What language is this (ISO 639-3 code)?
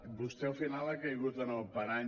cat